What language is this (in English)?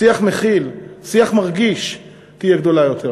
Hebrew